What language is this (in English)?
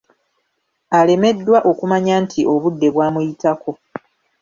Ganda